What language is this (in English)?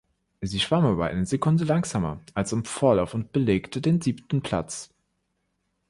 German